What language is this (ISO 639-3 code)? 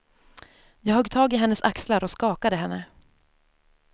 swe